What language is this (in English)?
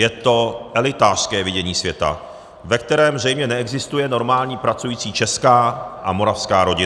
Czech